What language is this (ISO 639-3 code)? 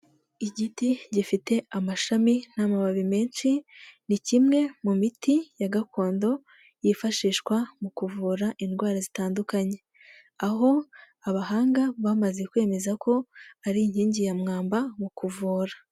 kin